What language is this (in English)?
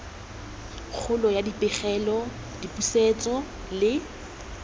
Tswana